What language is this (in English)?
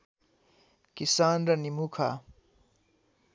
Nepali